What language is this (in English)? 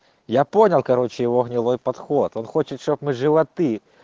Russian